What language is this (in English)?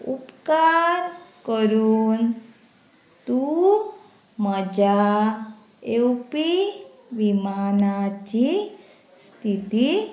Konkani